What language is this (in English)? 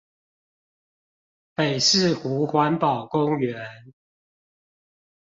Chinese